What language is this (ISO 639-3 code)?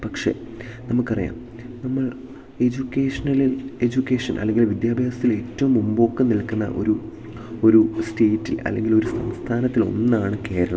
mal